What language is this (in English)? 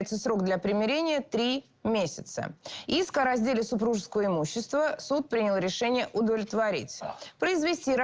Russian